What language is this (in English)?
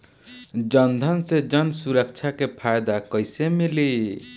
Bhojpuri